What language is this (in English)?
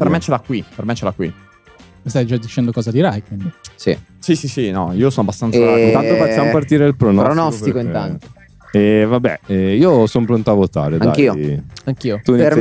Italian